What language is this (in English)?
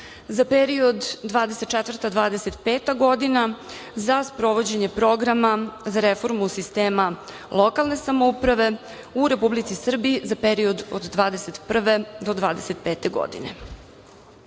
Serbian